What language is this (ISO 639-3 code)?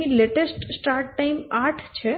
guj